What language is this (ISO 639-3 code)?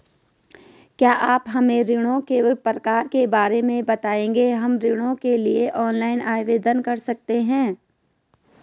hin